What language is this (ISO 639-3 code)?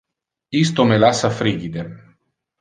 ina